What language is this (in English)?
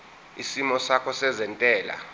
Zulu